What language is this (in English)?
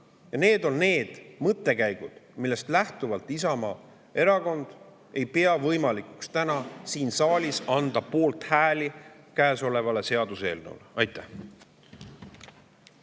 Estonian